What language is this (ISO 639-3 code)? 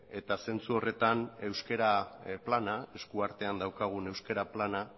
eus